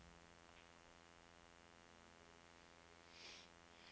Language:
Norwegian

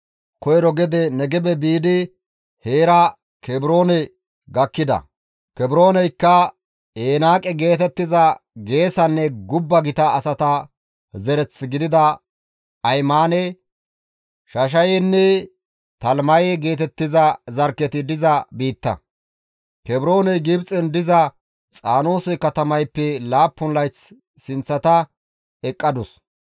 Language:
Gamo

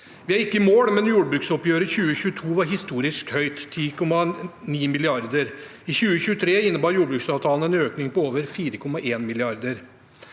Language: Norwegian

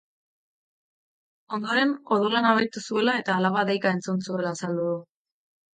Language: Basque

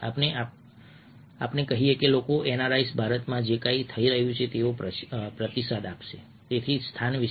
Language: Gujarati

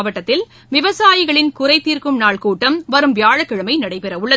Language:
Tamil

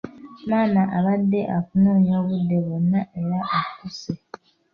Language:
Ganda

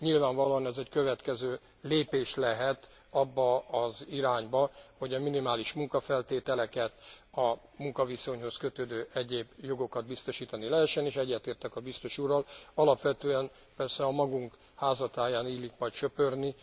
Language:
Hungarian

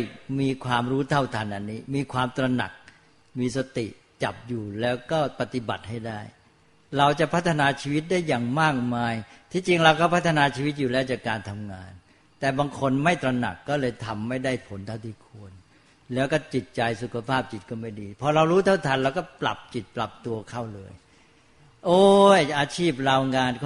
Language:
Thai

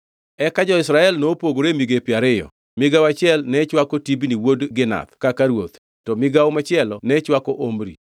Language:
Luo (Kenya and Tanzania)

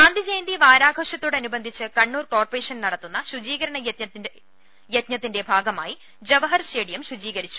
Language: Malayalam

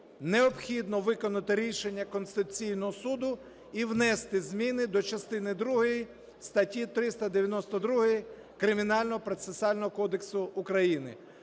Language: Ukrainian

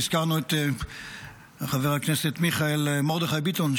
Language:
Hebrew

